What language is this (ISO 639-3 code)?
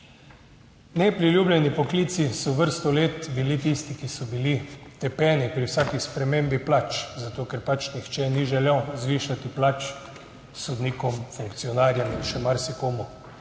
slv